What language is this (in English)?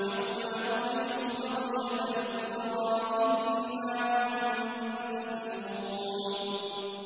Arabic